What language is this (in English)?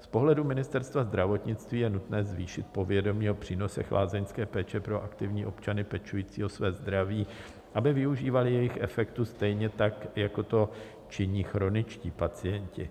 Czech